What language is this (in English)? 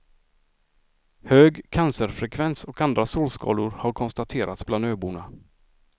Swedish